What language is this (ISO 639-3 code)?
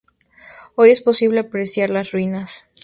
spa